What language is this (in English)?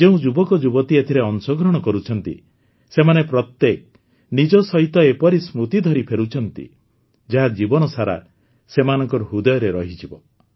Odia